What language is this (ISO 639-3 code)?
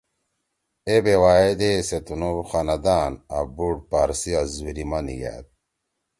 trw